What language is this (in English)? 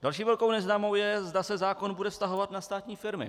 Czech